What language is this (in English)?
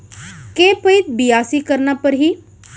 Chhattisgarhi